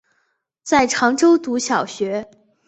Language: Chinese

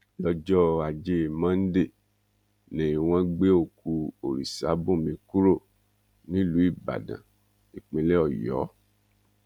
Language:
Yoruba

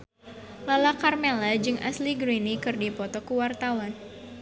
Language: Sundanese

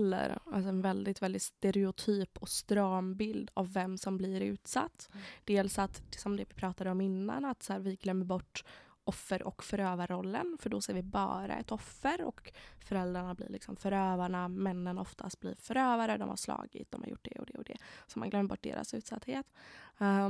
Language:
Swedish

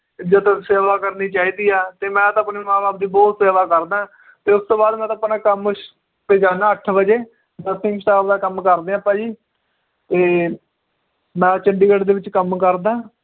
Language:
Punjabi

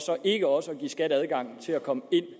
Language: Danish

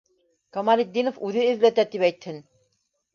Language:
Bashkir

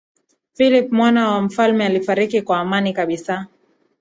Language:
Swahili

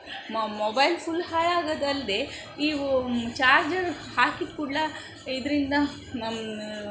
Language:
Kannada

